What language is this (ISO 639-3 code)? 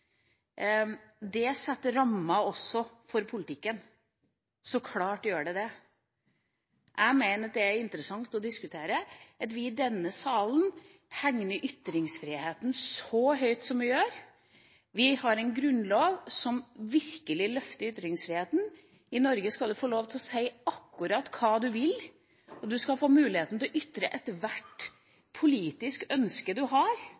nob